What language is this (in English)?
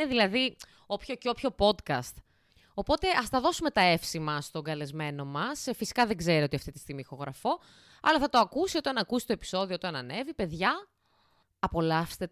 Greek